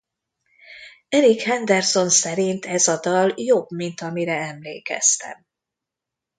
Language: Hungarian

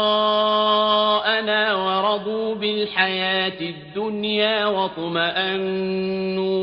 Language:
Arabic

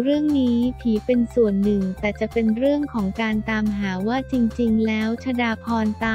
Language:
Thai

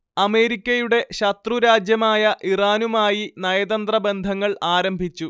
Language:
Malayalam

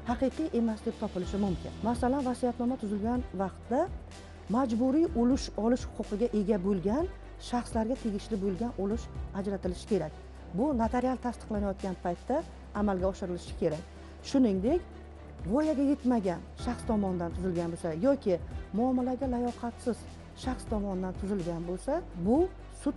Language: Turkish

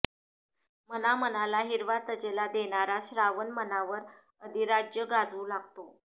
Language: Marathi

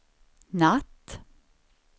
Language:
Swedish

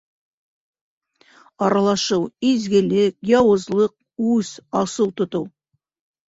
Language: Bashkir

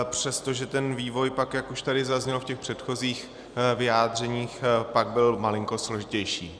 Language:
Czech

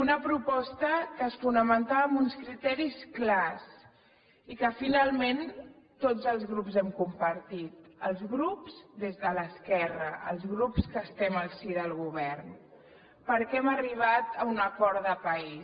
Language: Catalan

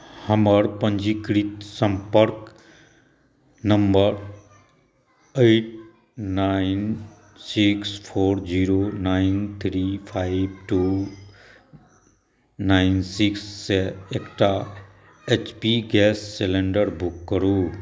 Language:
Maithili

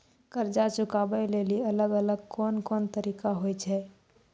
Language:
Maithili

